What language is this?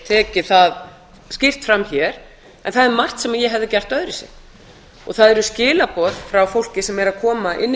Icelandic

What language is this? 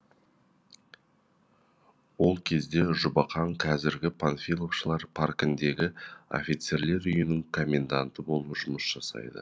Kazakh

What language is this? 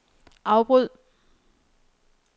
Danish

